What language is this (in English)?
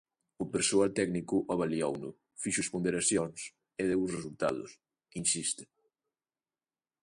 Galician